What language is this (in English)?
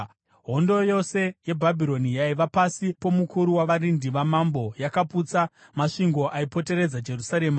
Shona